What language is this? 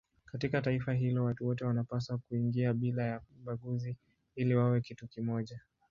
Swahili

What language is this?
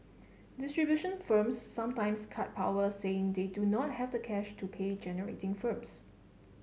English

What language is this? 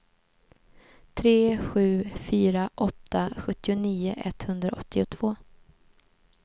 Swedish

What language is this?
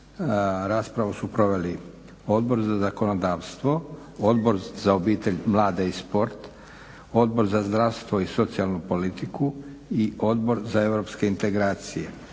Croatian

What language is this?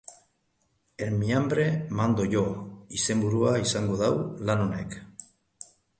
Basque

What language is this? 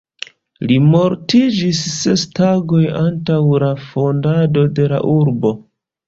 Esperanto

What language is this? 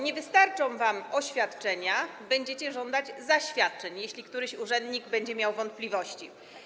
Polish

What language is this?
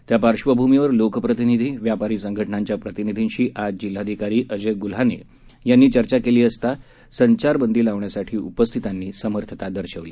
Marathi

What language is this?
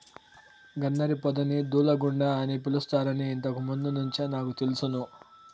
Telugu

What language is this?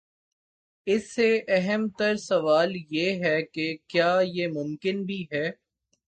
Urdu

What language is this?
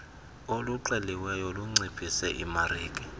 Xhosa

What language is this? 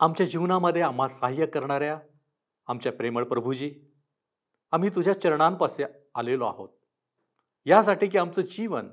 Marathi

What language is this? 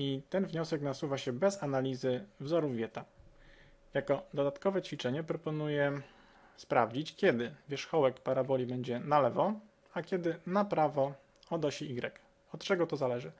Polish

